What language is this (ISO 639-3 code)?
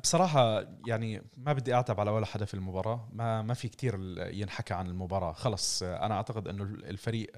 ara